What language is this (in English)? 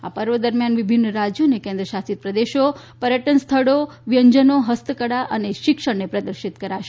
Gujarati